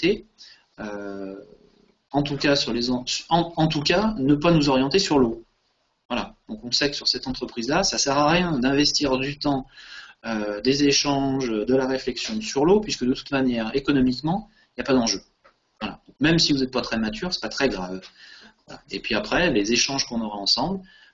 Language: French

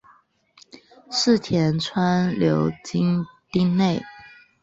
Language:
Chinese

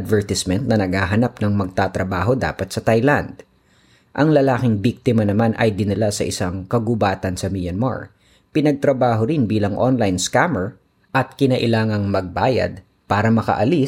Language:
Filipino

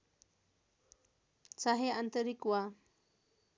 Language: Nepali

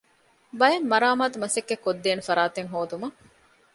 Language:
Divehi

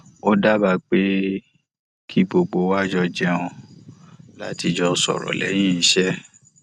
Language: Yoruba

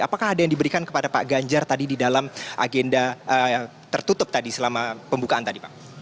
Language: Indonesian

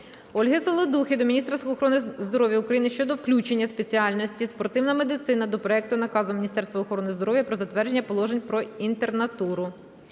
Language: Ukrainian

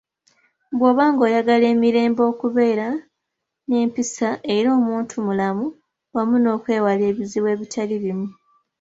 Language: Ganda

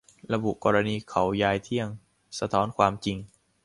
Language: Thai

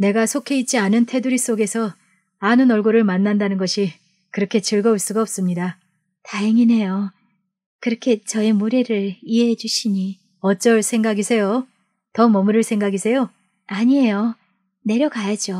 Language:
Korean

